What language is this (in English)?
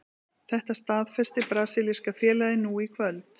Icelandic